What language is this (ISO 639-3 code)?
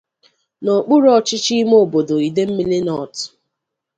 ibo